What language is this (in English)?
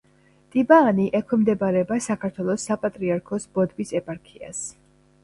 Georgian